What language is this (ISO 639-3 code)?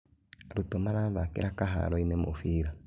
kik